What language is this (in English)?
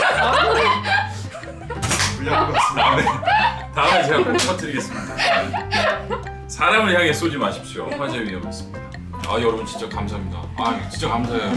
Korean